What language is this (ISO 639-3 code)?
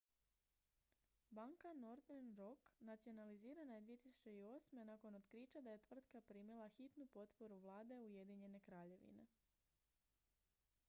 hrv